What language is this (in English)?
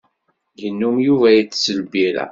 Kabyle